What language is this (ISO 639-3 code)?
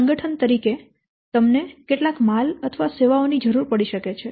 guj